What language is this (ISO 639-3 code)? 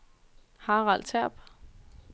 dan